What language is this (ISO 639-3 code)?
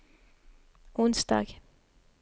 nor